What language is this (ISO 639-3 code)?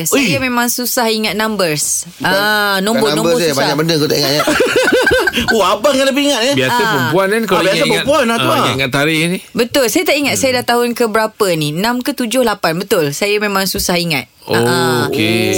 msa